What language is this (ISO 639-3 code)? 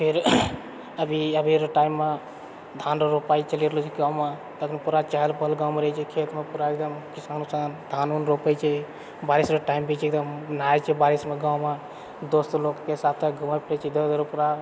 mai